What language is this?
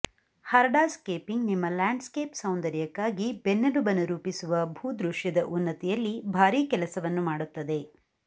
Kannada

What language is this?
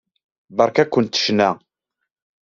Kabyle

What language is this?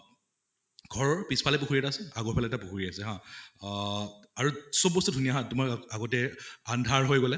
Assamese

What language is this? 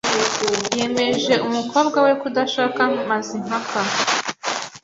Kinyarwanda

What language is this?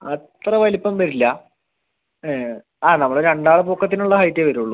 Malayalam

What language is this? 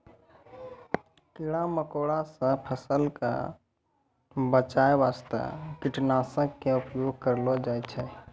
Maithili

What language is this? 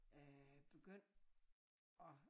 Danish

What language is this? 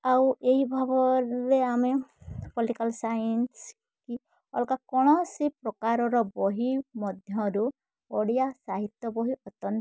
Odia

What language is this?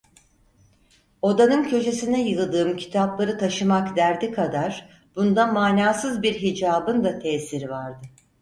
Turkish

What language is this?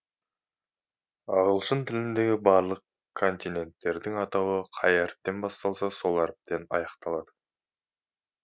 Kazakh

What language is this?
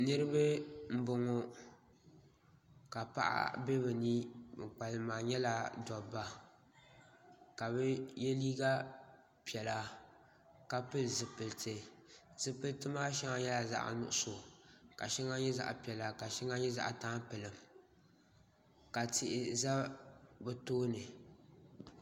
Dagbani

